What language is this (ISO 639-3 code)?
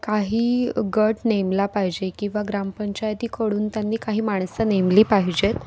mar